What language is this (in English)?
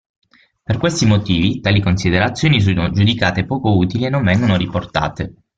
Italian